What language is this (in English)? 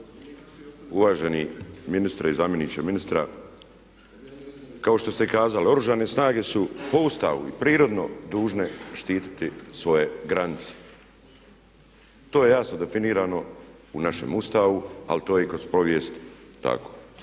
Croatian